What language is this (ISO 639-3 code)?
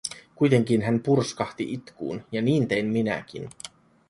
fin